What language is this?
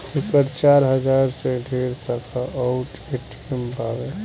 Bhojpuri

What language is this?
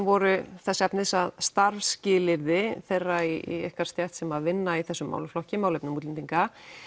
Icelandic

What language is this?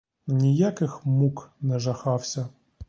Ukrainian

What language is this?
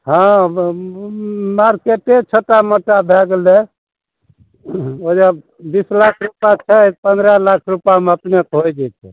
Maithili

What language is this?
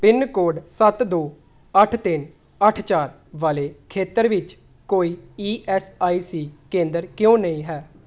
Punjabi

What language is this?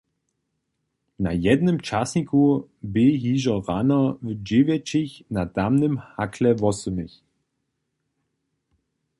Upper Sorbian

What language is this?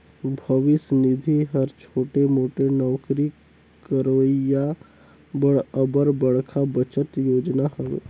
Chhattisgarhi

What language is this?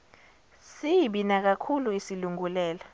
Zulu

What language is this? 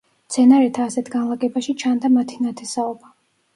Georgian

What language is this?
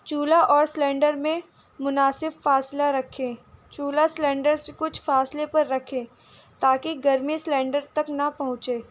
Urdu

